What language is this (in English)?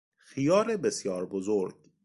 Persian